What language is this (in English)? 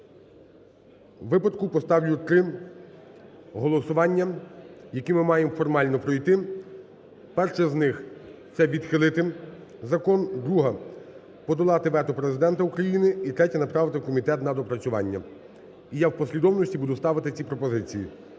Ukrainian